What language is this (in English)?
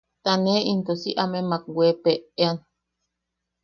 Yaqui